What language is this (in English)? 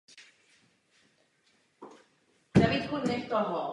Czech